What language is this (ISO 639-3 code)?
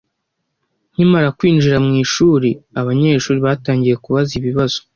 kin